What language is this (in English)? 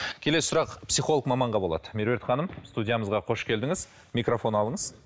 Kazakh